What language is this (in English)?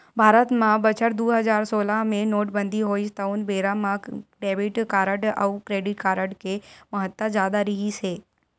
Chhattisgarhi